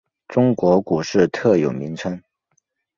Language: Chinese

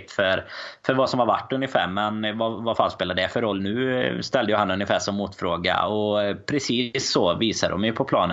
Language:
Swedish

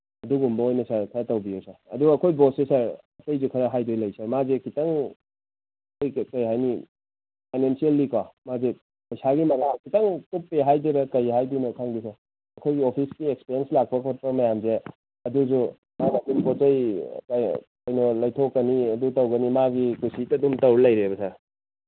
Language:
Manipuri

